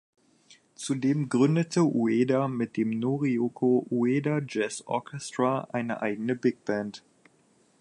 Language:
German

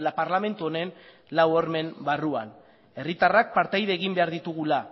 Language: Basque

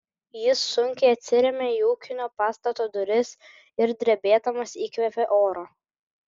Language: Lithuanian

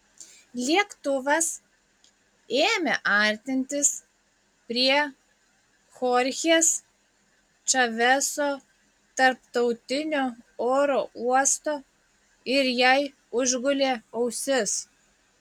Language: Lithuanian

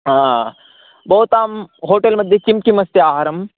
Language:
Sanskrit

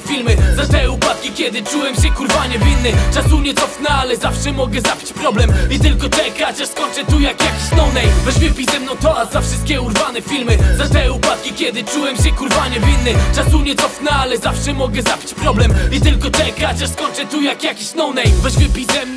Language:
Polish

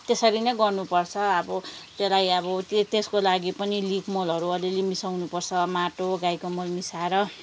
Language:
Nepali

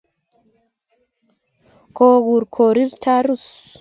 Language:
Kalenjin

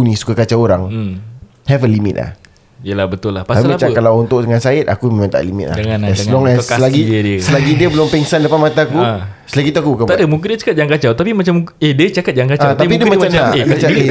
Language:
Malay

